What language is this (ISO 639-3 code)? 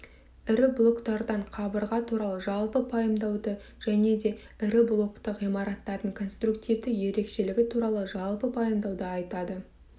kaz